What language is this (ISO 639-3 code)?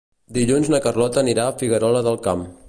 cat